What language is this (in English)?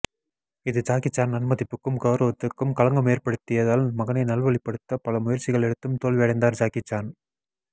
Tamil